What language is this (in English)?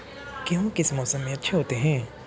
Hindi